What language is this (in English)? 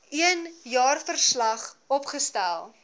Afrikaans